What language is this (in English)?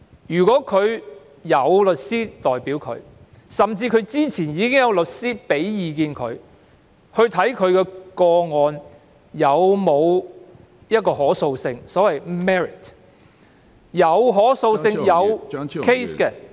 Cantonese